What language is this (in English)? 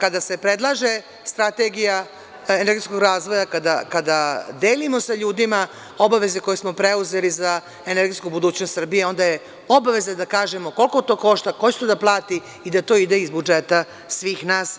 Serbian